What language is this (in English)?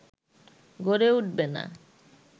Bangla